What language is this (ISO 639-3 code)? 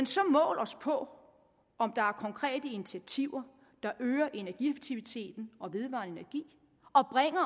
dan